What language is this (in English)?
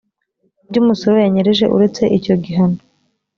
Kinyarwanda